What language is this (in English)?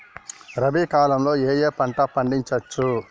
Telugu